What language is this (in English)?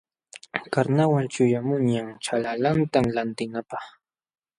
Jauja Wanca Quechua